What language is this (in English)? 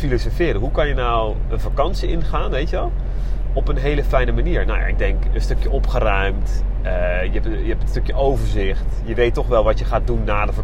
Dutch